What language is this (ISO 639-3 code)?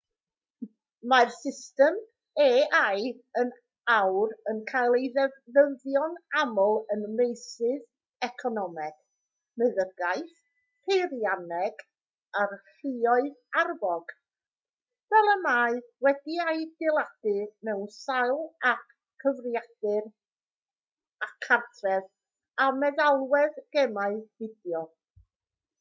cym